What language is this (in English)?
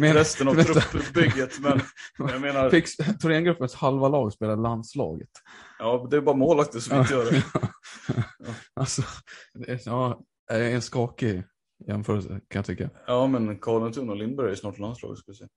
Swedish